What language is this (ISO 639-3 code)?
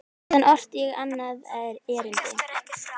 isl